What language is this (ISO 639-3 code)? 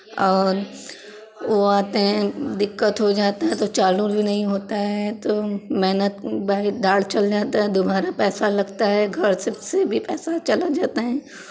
hin